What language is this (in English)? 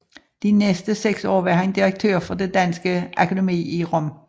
Danish